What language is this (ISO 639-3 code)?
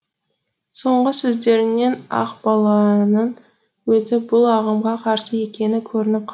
kaz